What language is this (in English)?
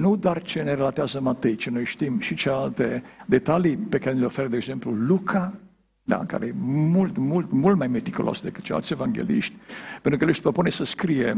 Romanian